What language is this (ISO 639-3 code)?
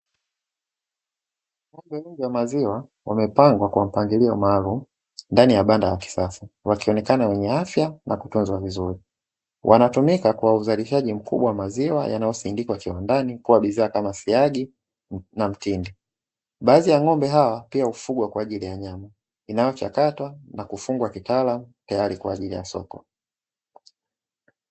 swa